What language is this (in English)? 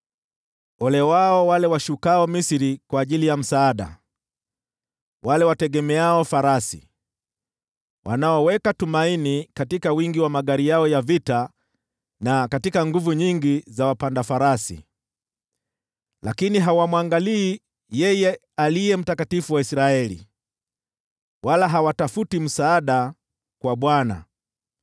Swahili